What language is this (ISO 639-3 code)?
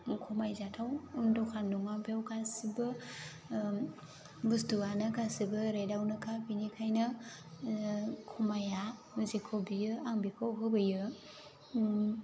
brx